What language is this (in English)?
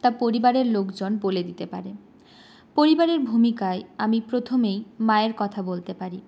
Bangla